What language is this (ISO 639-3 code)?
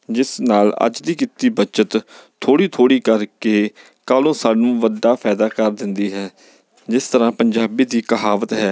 pan